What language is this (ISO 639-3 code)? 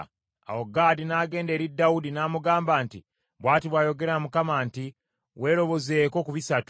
lug